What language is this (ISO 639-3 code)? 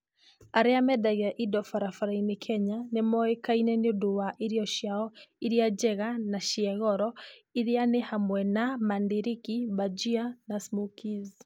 kik